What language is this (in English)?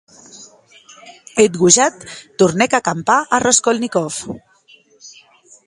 Occitan